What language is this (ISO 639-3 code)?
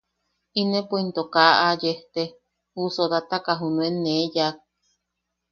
yaq